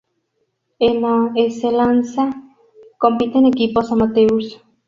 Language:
Spanish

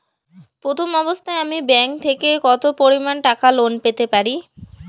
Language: Bangla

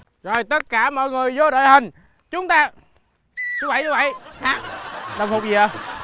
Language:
Vietnamese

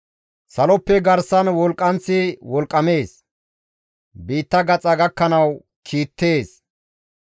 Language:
Gamo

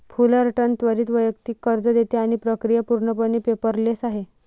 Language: Marathi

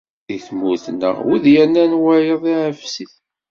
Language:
Kabyle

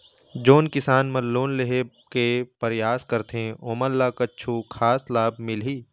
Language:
Chhattisgarhi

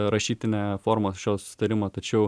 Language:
Lithuanian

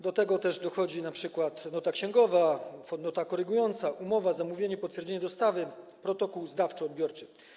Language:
Polish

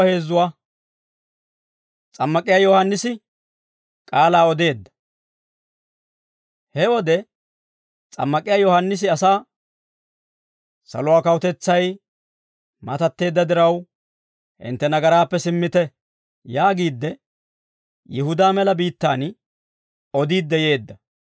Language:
Dawro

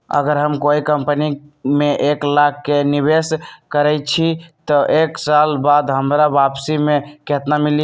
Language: Magahi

